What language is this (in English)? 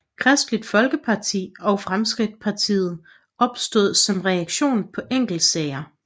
Danish